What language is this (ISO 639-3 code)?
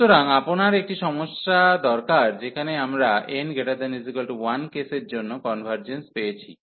ben